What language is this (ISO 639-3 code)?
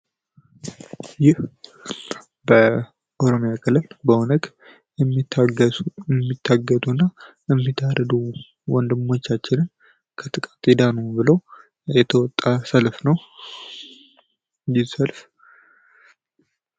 amh